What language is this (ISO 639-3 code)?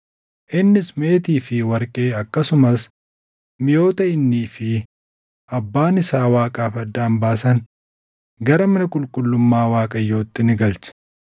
orm